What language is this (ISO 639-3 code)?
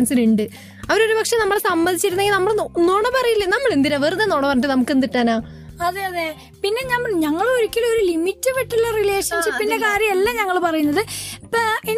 mal